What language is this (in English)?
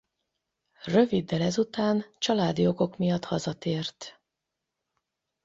Hungarian